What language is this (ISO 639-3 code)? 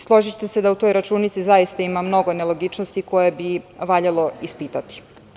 srp